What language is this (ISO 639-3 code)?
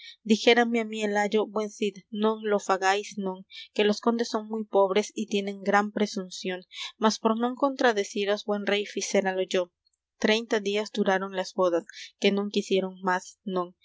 spa